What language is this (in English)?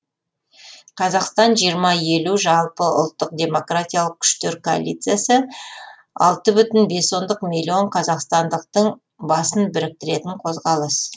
Kazakh